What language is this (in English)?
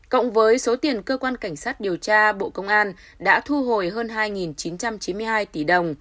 Vietnamese